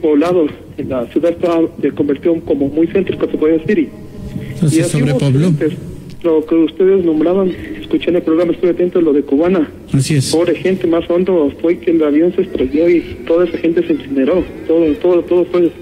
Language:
Spanish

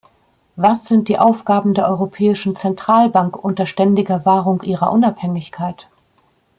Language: German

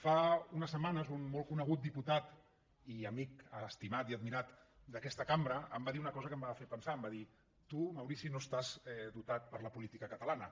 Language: Catalan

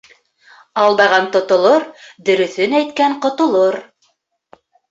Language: Bashkir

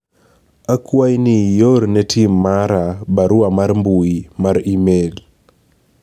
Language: Luo (Kenya and Tanzania)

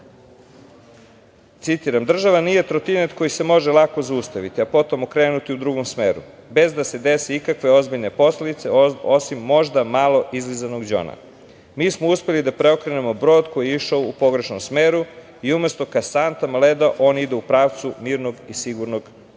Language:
Serbian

